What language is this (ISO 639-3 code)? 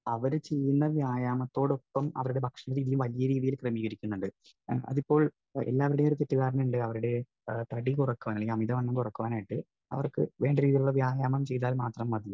mal